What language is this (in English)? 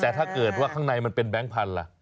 Thai